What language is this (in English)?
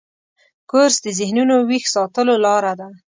Pashto